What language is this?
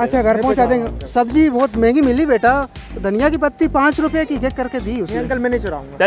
Hindi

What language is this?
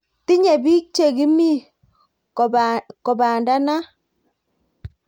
Kalenjin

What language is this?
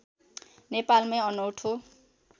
Nepali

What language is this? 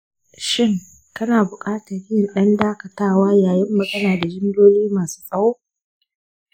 Hausa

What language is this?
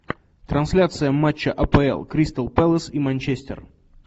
Russian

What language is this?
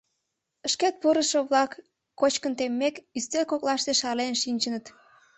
Mari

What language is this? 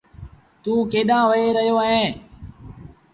Sindhi Bhil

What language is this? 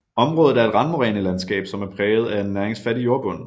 Danish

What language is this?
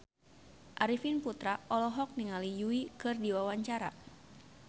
Sundanese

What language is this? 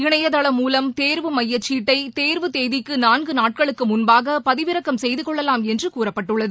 Tamil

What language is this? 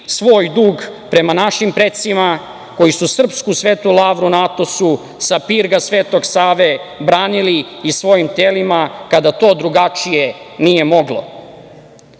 Serbian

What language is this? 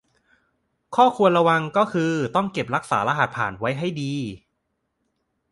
Thai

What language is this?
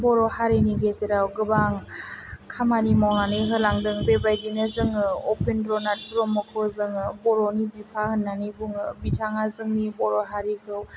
Bodo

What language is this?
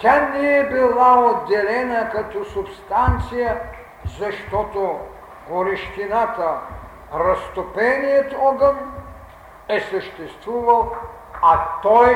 Bulgarian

